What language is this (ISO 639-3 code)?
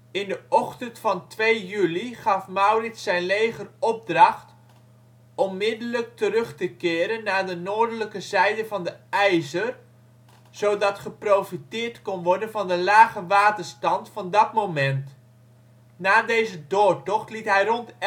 nld